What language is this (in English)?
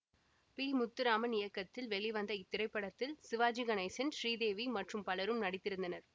Tamil